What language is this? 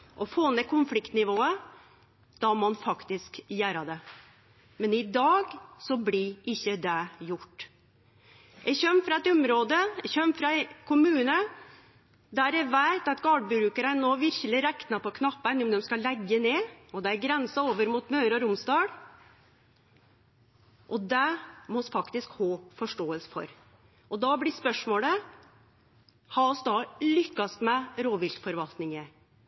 Norwegian Nynorsk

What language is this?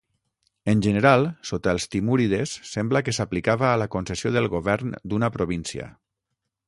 Catalan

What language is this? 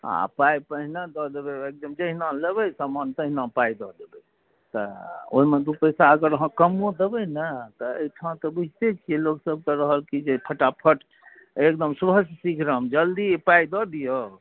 Maithili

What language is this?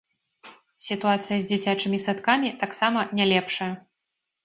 Belarusian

